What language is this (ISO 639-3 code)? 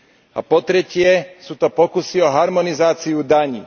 slk